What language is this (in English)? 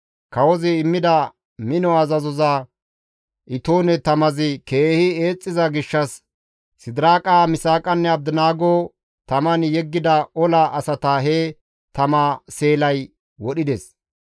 Gamo